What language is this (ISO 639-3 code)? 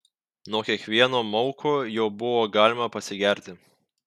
lit